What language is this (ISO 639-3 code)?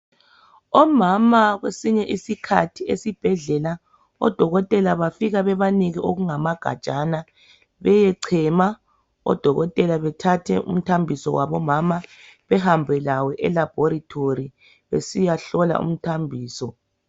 nde